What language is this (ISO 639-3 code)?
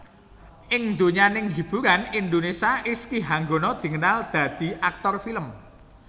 jav